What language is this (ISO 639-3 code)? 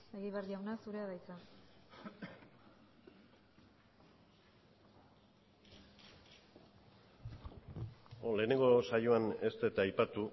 eus